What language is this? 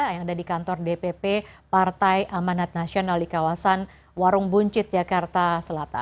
Indonesian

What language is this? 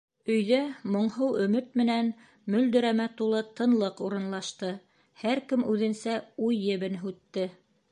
Bashkir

